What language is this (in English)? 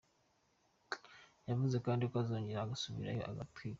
Kinyarwanda